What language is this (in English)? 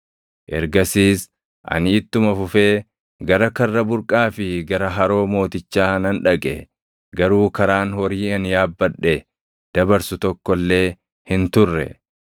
Oromo